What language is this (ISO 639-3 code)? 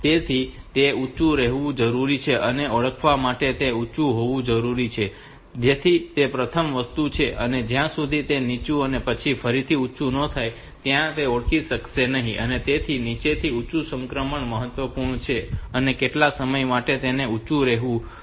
guj